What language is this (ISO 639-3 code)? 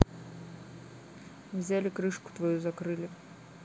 rus